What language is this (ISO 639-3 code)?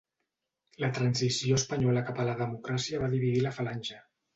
cat